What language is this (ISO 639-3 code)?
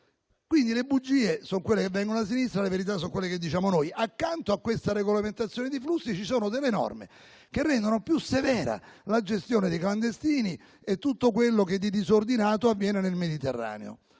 ita